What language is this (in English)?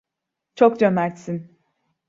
Turkish